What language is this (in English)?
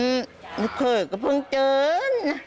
Thai